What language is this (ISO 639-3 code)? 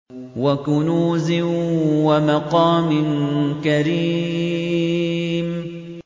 ara